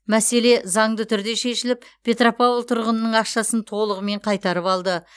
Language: Kazakh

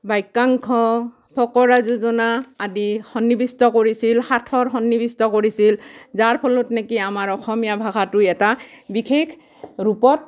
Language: Assamese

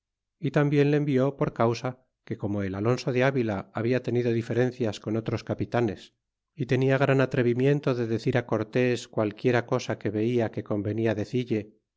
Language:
Spanish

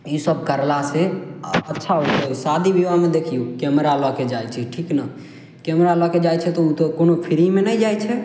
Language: Maithili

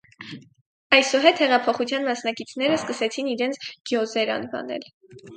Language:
Armenian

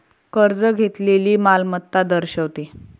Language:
Marathi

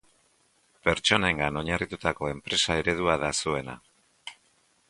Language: Basque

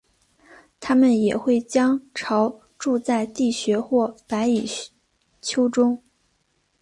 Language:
Chinese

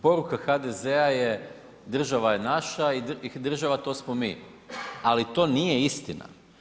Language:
Croatian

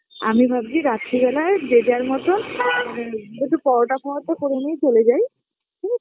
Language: Bangla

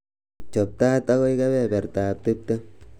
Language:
Kalenjin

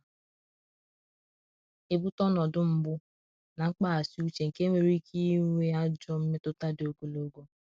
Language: Igbo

